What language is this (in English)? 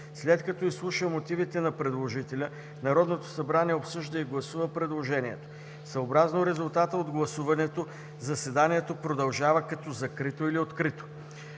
Bulgarian